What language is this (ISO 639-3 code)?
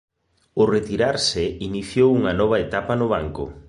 glg